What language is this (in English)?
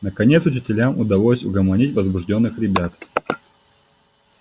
Russian